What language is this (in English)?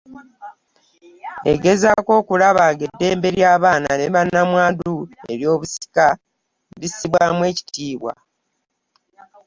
Ganda